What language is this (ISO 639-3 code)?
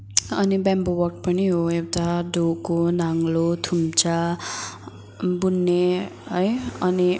nep